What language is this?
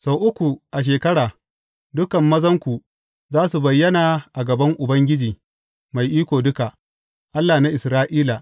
Hausa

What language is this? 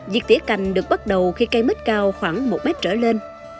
Vietnamese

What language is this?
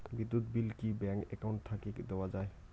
Bangla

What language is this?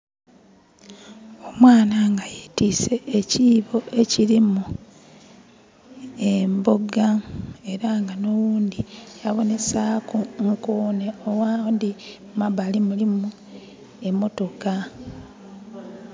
Soga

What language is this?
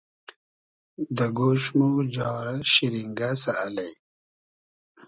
Hazaragi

